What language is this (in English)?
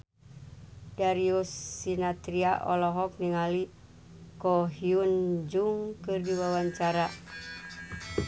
Sundanese